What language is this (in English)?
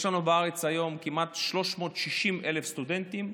Hebrew